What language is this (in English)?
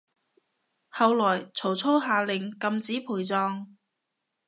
Cantonese